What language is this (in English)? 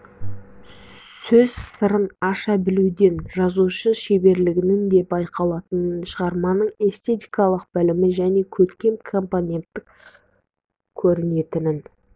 Kazakh